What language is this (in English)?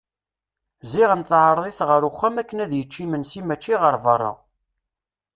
Kabyle